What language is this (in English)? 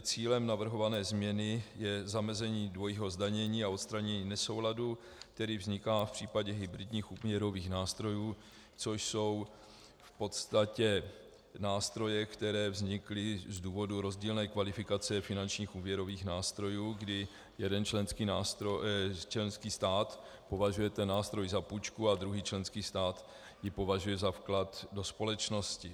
Czech